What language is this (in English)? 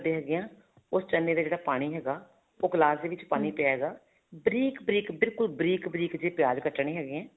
Punjabi